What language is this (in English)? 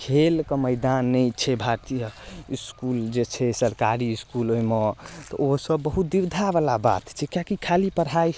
Maithili